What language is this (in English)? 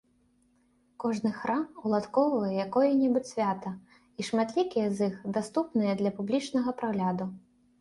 Belarusian